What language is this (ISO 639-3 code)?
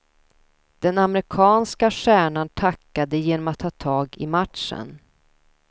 swe